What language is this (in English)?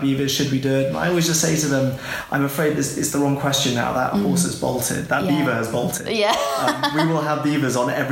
English